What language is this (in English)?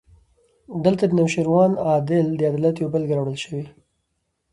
Pashto